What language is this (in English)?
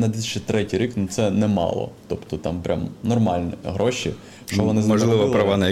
Ukrainian